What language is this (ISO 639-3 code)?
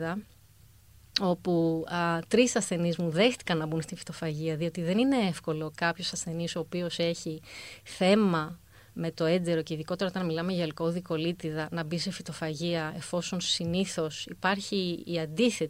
ell